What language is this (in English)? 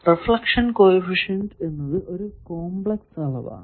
Malayalam